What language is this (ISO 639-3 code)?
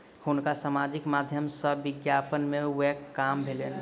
mai